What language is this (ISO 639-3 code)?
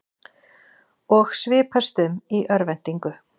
isl